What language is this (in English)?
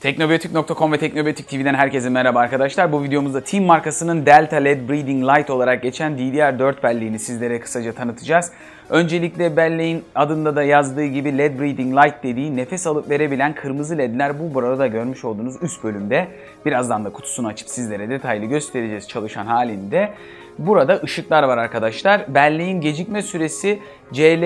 Turkish